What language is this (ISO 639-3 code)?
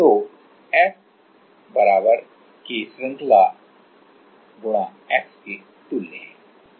hin